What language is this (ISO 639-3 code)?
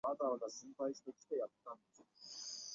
zho